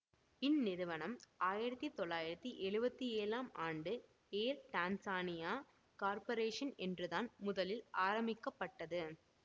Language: Tamil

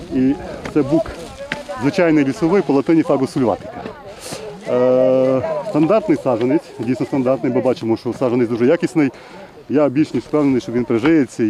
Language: Ukrainian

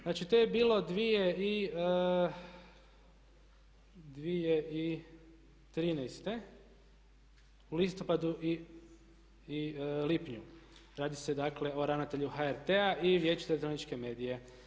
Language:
Croatian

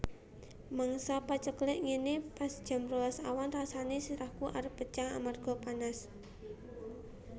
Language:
Javanese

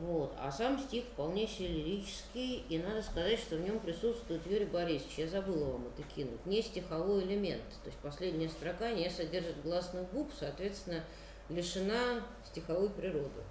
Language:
Russian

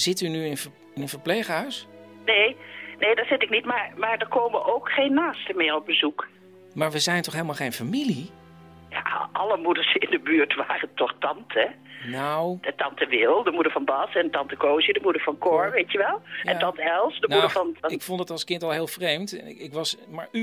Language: Dutch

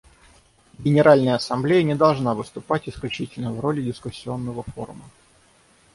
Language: Russian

